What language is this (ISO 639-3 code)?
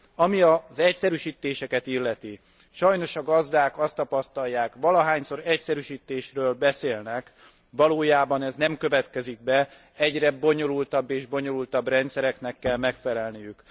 hun